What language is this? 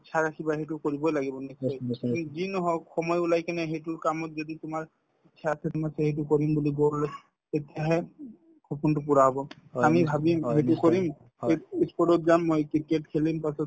Assamese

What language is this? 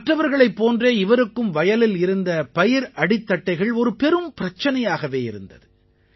Tamil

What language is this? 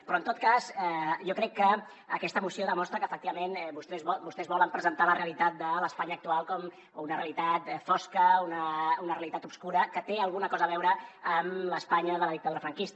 Catalan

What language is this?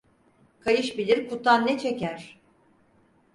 Turkish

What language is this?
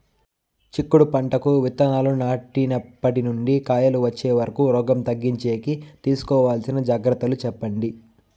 Telugu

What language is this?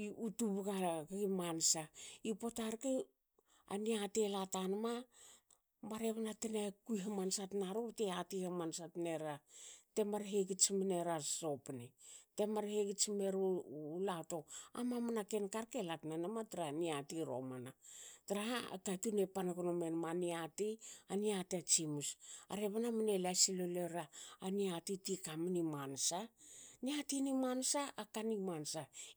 Hakö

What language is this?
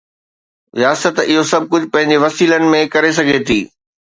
Sindhi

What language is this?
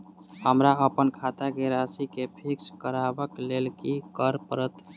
Maithili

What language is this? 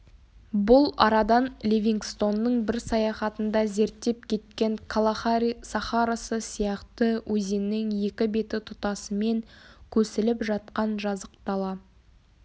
Kazakh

